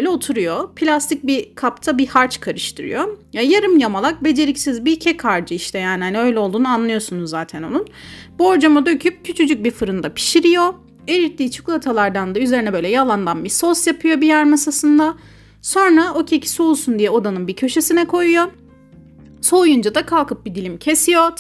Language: Turkish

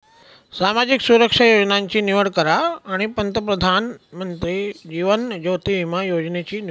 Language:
Marathi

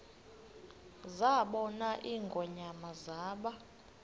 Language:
Xhosa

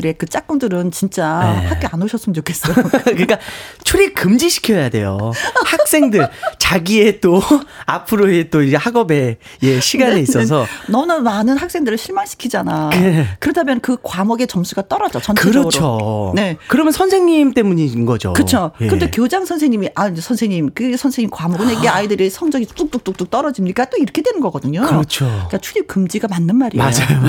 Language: Korean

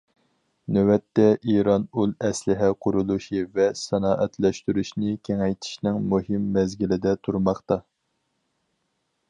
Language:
Uyghur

